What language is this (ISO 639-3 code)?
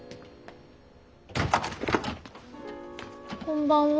jpn